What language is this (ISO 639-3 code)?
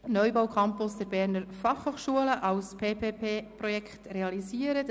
gsw